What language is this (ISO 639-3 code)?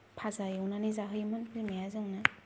brx